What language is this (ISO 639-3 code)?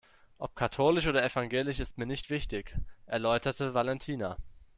deu